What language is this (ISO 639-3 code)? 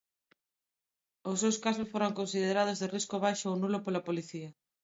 glg